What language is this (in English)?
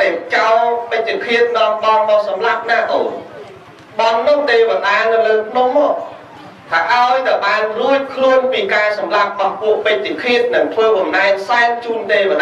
Vietnamese